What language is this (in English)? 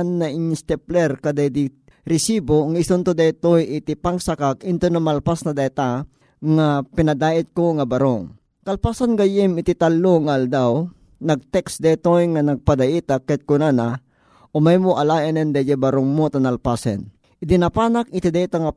Filipino